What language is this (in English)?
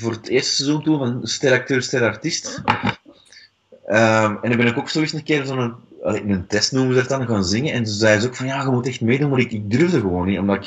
Dutch